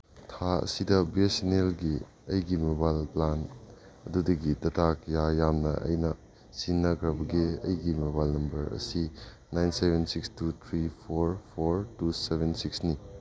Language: Manipuri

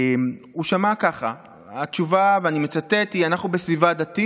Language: Hebrew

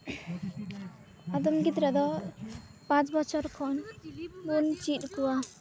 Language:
Santali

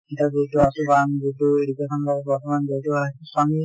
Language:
Assamese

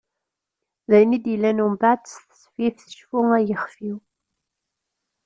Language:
Kabyle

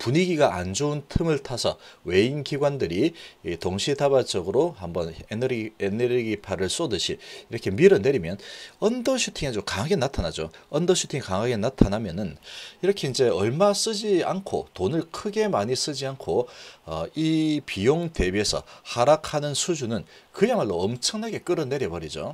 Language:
Korean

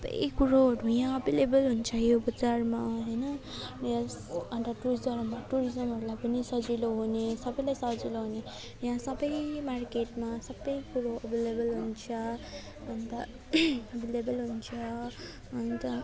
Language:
Nepali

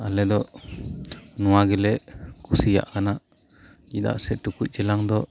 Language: Santali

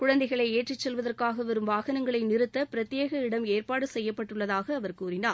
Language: Tamil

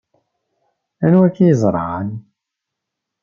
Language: Kabyle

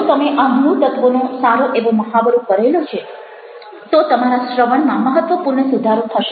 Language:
Gujarati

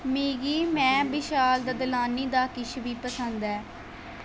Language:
Dogri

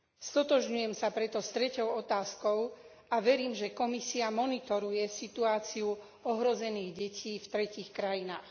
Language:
Slovak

